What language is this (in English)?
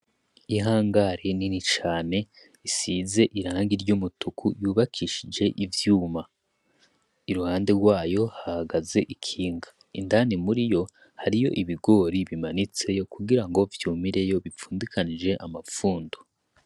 Rundi